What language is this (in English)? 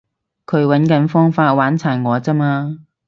Cantonese